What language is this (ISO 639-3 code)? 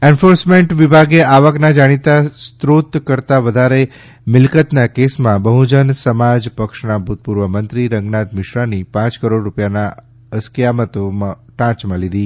guj